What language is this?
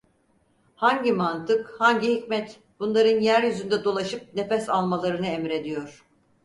Turkish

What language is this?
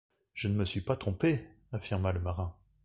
French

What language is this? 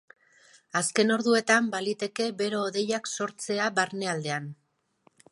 Basque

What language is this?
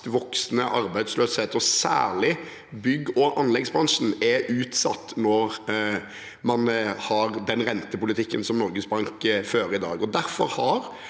Norwegian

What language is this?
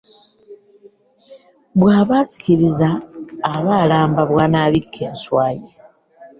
Ganda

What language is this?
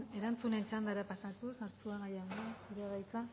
Basque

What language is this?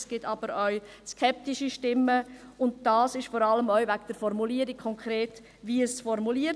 Swiss German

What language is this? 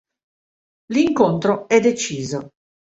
Italian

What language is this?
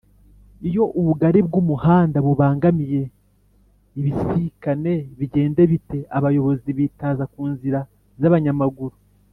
Kinyarwanda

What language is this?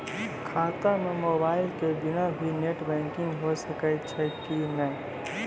Maithili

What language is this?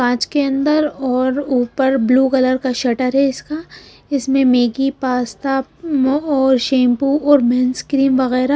Hindi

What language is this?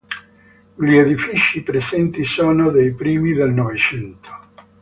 Italian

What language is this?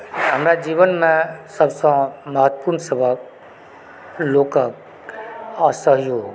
Maithili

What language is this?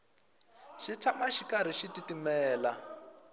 Tsonga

